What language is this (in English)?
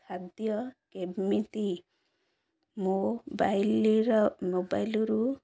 Odia